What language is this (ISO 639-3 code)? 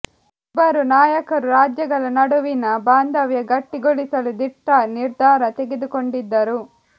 kan